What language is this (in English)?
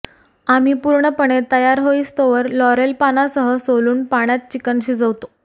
Marathi